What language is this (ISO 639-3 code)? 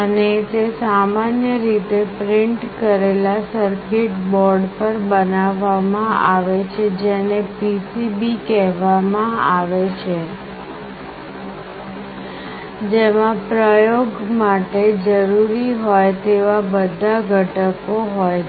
guj